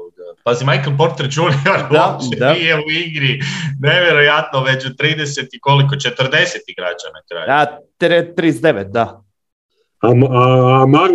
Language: Croatian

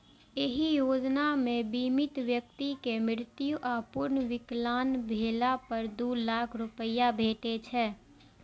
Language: Maithili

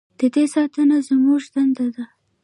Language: Pashto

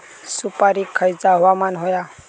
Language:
Marathi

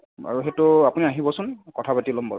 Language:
Assamese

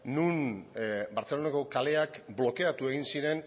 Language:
Basque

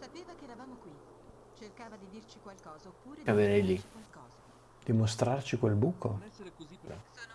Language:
Italian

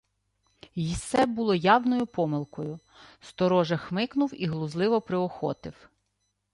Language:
Ukrainian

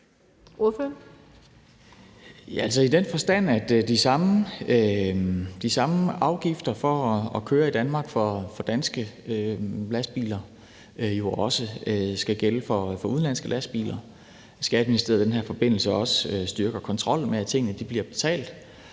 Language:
Danish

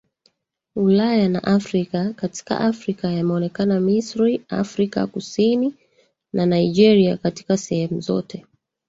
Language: Swahili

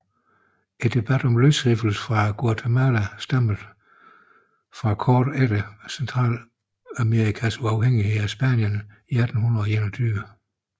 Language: Danish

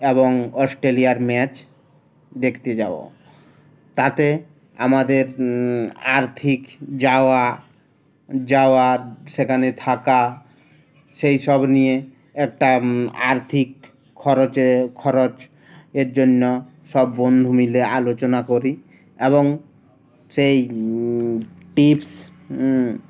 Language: Bangla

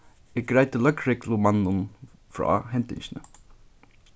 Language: Faroese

